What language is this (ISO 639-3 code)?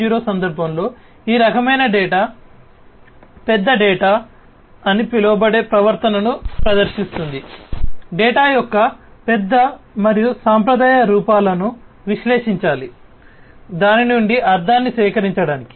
tel